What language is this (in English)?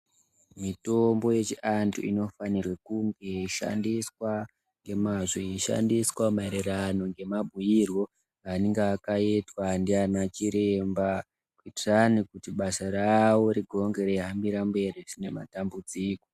Ndau